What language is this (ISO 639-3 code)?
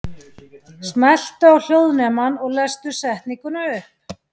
isl